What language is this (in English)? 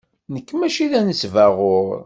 Kabyle